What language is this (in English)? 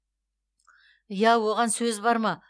Kazakh